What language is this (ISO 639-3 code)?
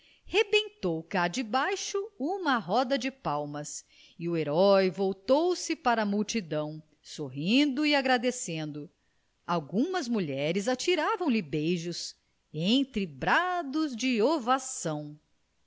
por